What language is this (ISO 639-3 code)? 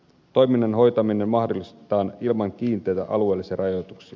fin